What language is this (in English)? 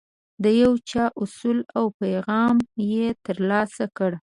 Pashto